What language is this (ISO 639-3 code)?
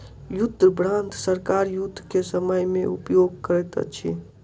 mai